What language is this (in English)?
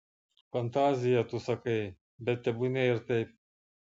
Lithuanian